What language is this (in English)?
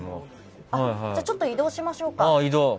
Japanese